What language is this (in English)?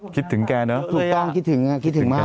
Thai